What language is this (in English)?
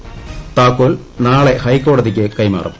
Malayalam